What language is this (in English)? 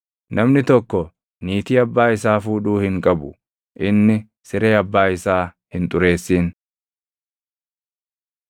Oromo